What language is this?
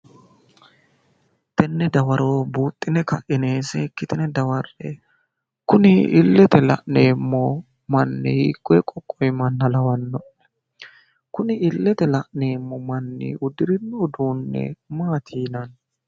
Sidamo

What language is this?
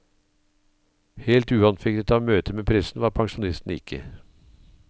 Norwegian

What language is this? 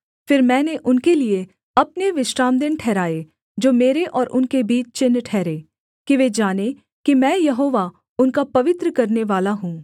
Hindi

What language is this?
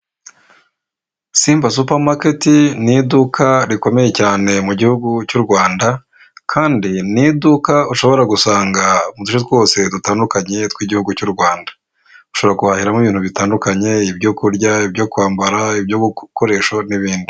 Kinyarwanda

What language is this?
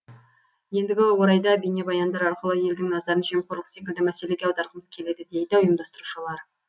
Kazakh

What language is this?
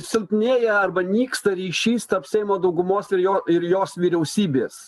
Lithuanian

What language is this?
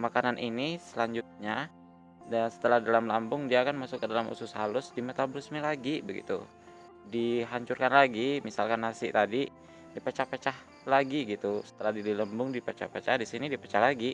Indonesian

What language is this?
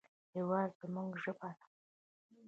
Pashto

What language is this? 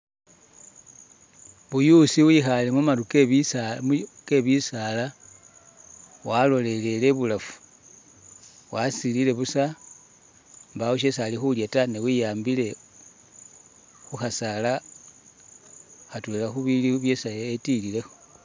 Masaaba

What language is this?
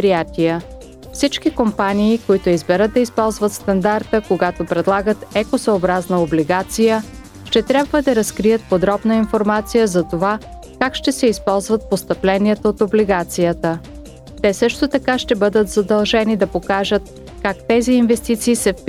Bulgarian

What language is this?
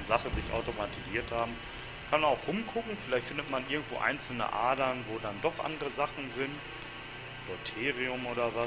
German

